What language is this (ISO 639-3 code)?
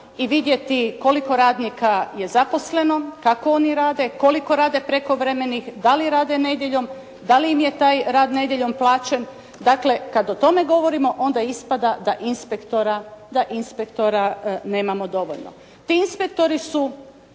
hrv